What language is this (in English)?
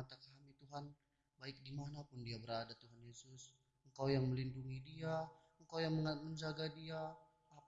Indonesian